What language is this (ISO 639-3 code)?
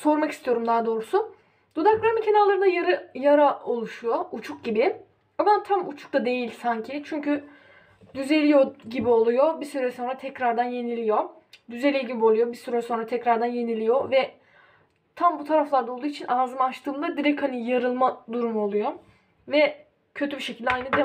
tur